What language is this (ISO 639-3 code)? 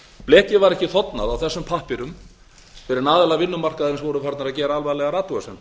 isl